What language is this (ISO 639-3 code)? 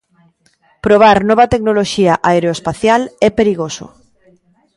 glg